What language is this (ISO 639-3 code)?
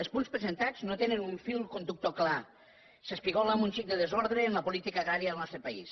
cat